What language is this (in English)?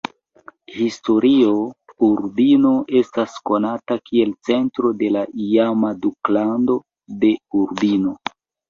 Esperanto